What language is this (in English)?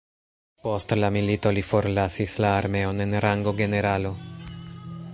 Esperanto